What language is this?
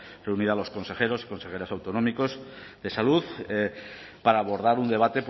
Spanish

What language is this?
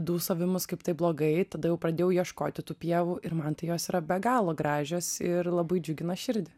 Lithuanian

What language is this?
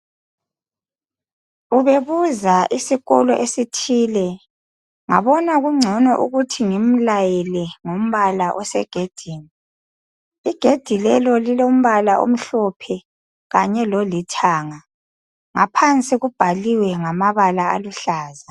North Ndebele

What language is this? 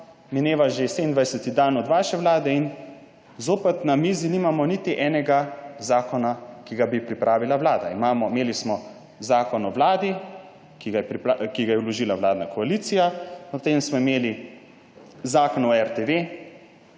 Slovenian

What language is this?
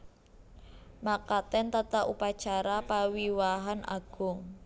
Javanese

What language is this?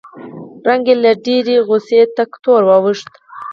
Pashto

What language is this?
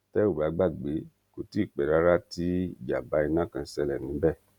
Yoruba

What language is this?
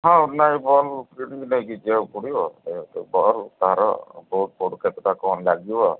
Odia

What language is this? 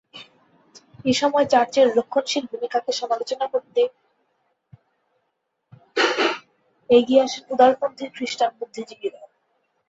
Bangla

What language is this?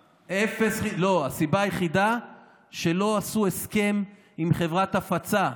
Hebrew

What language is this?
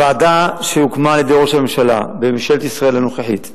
Hebrew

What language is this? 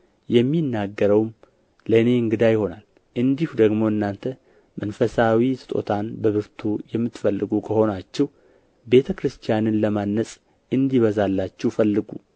Amharic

